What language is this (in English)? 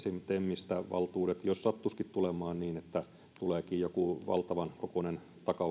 Finnish